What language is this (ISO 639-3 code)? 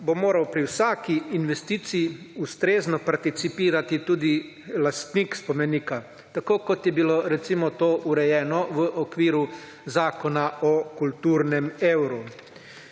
slv